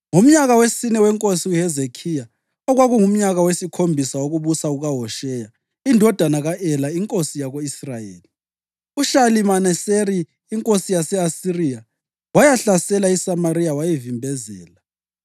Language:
North Ndebele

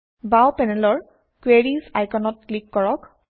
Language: Assamese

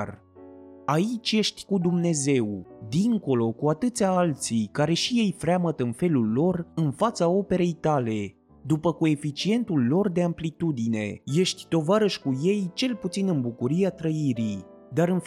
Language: Romanian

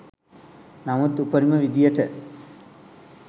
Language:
Sinhala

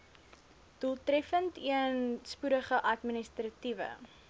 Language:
Afrikaans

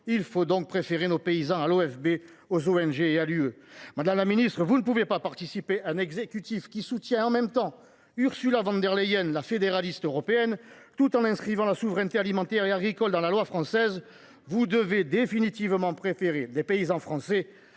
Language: French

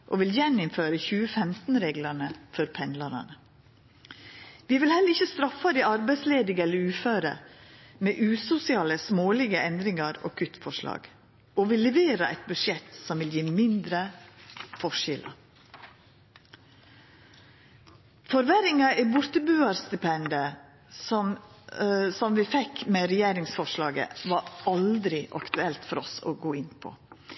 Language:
Norwegian Nynorsk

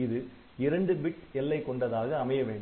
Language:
Tamil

